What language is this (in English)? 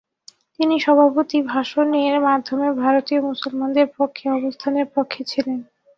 Bangla